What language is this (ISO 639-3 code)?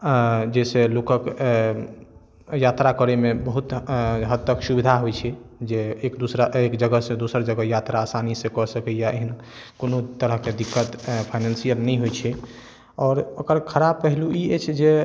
mai